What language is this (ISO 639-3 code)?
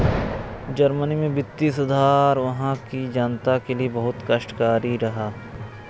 hin